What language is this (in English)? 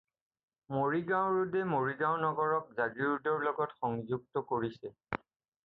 Assamese